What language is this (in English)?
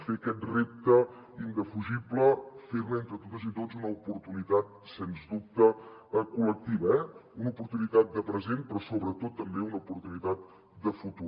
Catalan